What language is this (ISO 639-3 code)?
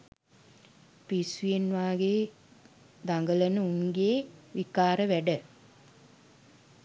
sin